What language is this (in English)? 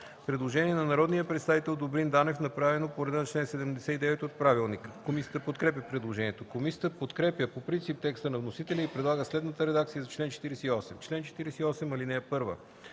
Bulgarian